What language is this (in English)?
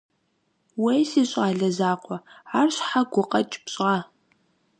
Kabardian